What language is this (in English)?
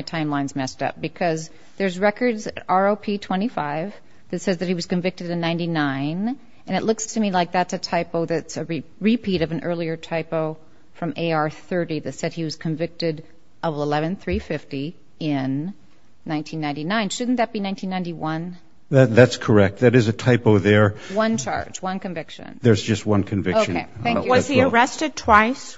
English